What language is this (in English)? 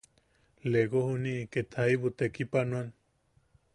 Yaqui